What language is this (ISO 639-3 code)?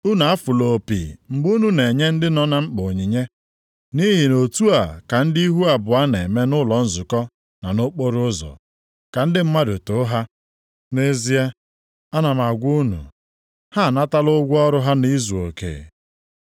ibo